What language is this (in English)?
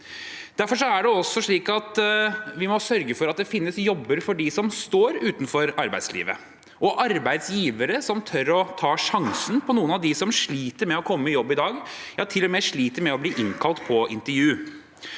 Norwegian